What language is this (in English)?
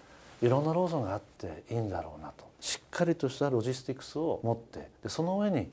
Japanese